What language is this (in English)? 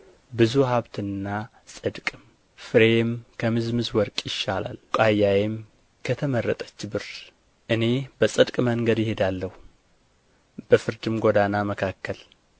Amharic